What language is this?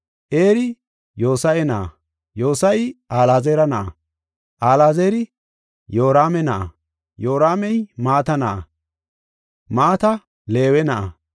Gofa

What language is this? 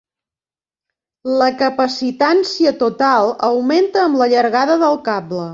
Catalan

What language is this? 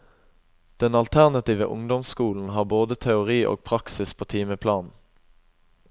Norwegian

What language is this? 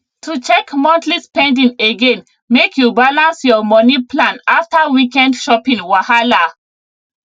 Nigerian Pidgin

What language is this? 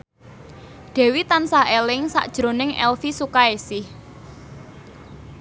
Javanese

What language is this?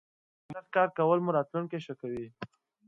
Pashto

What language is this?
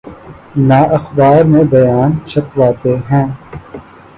Urdu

